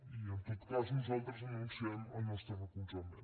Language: Catalan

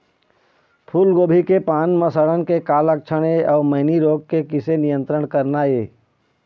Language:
Chhattisgarhi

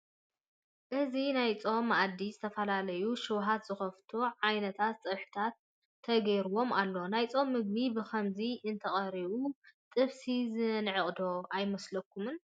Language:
Tigrinya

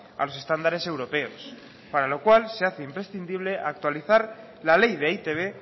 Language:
Spanish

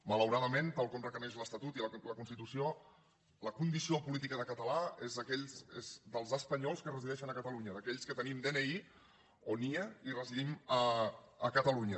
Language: Catalan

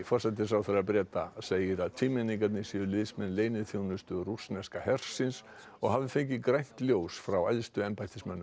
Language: Icelandic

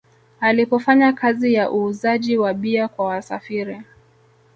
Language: Swahili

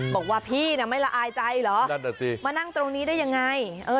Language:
Thai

